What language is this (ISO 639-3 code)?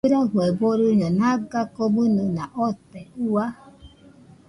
hux